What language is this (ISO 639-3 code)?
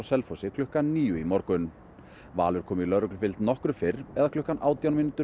isl